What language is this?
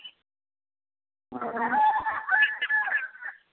Santali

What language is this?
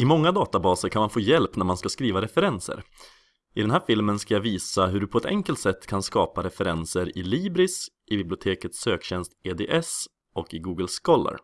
Swedish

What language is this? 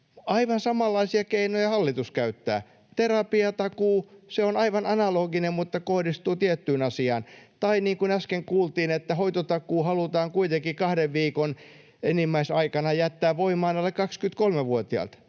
Finnish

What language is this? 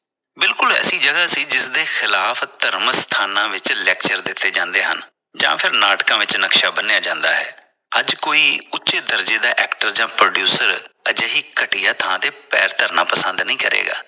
Punjabi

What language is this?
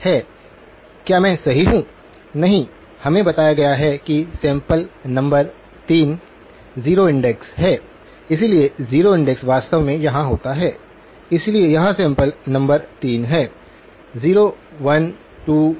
Hindi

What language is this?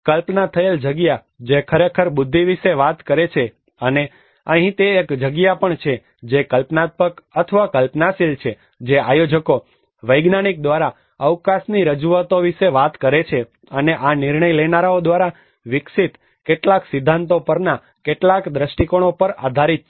Gujarati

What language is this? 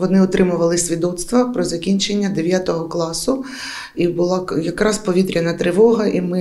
Ukrainian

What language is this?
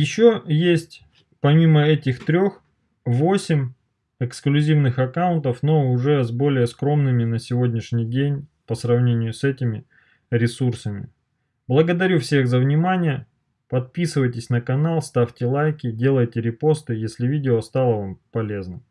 Russian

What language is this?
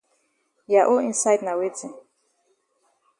Cameroon Pidgin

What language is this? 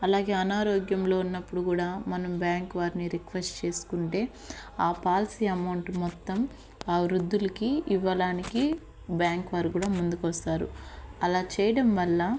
Telugu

